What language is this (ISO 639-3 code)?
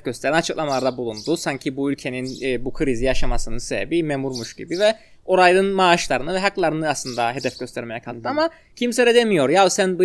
tur